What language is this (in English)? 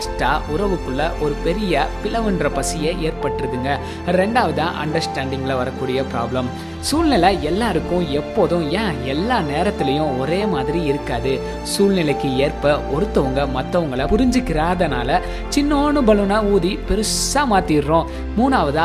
Tamil